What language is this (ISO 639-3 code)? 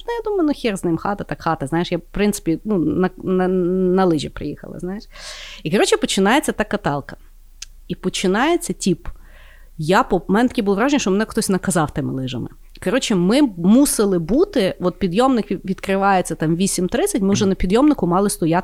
ukr